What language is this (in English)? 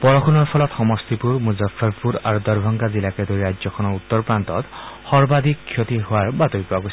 Assamese